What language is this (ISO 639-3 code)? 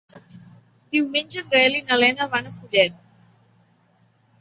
cat